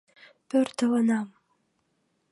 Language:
Mari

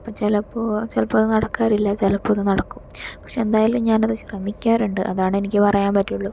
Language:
Malayalam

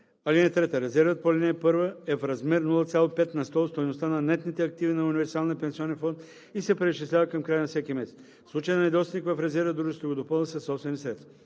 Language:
Bulgarian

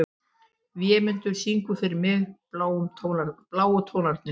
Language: Icelandic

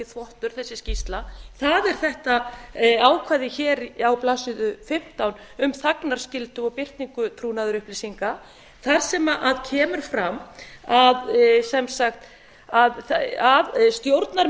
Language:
Icelandic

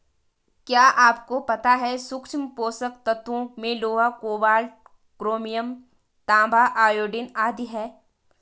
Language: Hindi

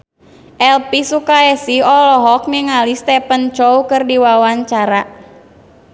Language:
Sundanese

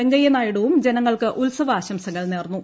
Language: Malayalam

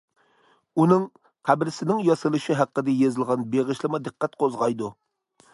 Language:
Uyghur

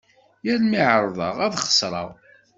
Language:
Kabyle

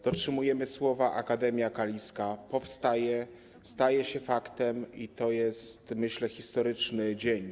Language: Polish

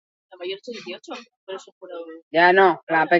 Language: Basque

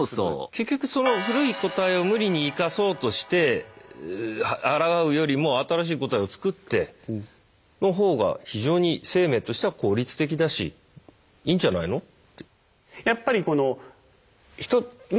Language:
Japanese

